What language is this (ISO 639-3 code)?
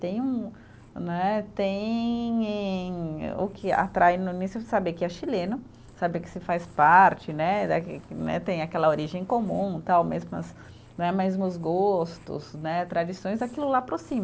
por